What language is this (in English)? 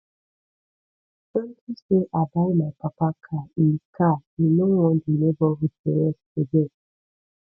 Nigerian Pidgin